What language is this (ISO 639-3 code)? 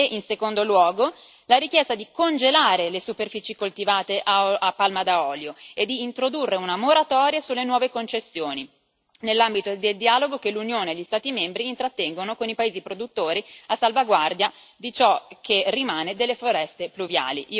ita